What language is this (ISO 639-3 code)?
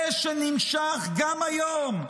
heb